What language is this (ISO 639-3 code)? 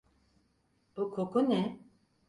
tur